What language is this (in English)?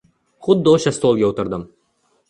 Uzbek